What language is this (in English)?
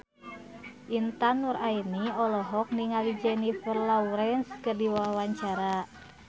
Sundanese